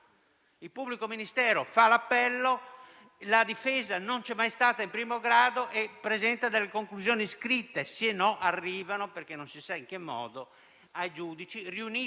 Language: Italian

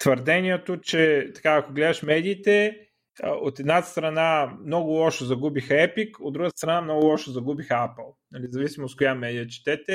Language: Bulgarian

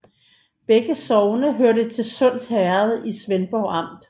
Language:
Danish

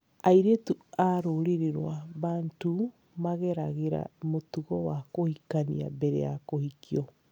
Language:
Kikuyu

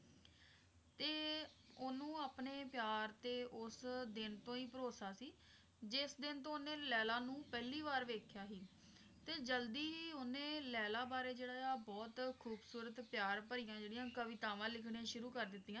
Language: Punjabi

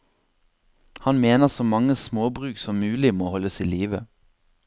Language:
Norwegian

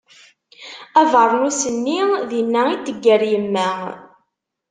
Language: Kabyle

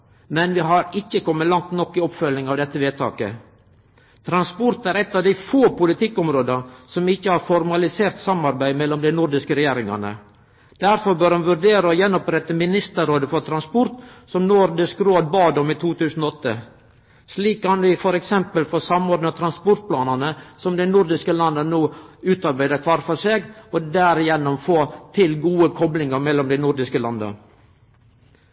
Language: Norwegian Nynorsk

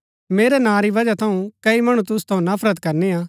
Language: Gaddi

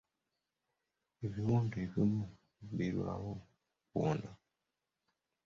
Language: Ganda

